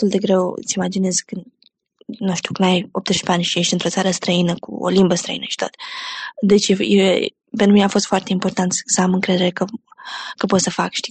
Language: Romanian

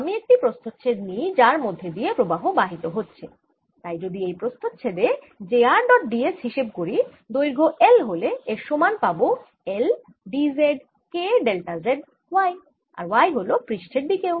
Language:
Bangla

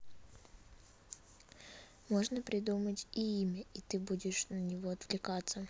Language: Russian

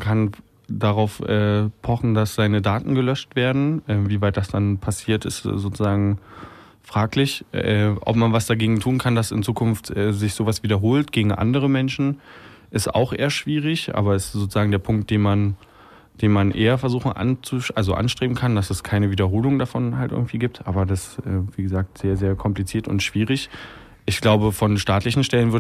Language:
German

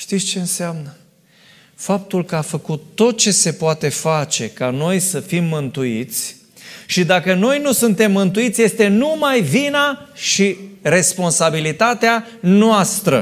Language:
Romanian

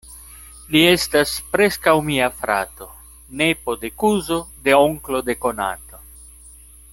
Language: Esperanto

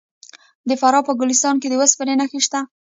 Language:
Pashto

